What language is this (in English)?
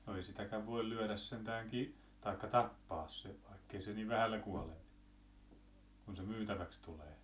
Finnish